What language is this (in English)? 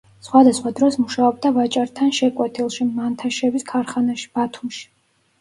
Georgian